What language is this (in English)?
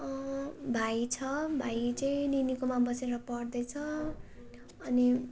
Nepali